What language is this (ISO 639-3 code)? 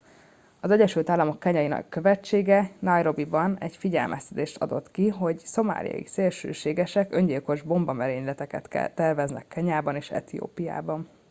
hun